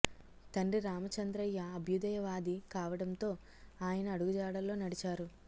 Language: Telugu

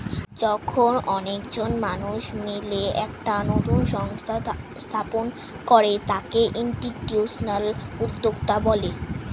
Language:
Bangla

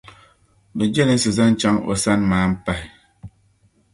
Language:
Dagbani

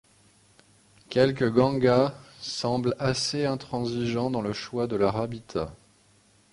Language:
French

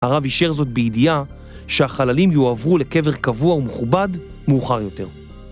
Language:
Hebrew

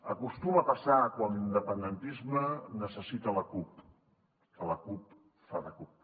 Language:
Catalan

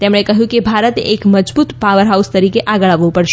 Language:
Gujarati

